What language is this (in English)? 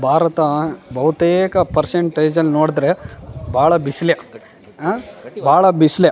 Kannada